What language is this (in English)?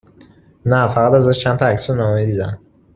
Persian